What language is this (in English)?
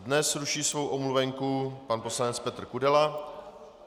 Czech